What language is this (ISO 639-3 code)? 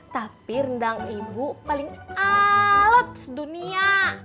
ind